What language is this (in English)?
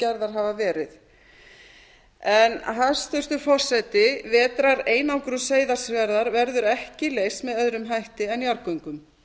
Icelandic